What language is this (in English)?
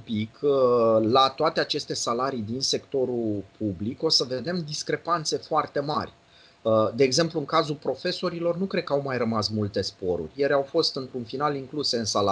Romanian